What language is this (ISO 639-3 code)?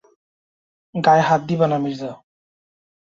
ben